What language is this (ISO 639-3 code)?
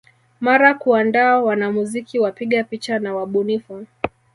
swa